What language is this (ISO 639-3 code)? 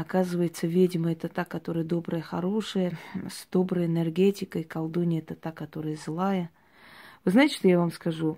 rus